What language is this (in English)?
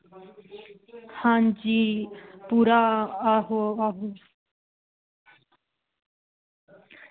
Dogri